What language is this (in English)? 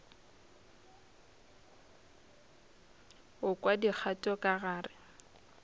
Northern Sotho